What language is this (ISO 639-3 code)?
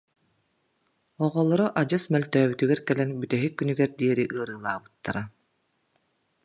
sah